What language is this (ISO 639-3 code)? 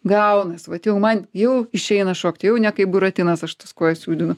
lit